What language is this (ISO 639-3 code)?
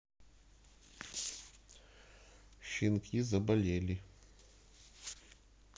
rus